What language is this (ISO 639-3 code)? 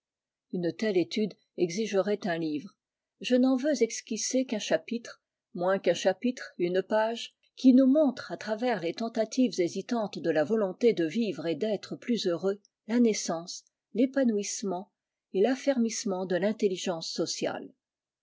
fra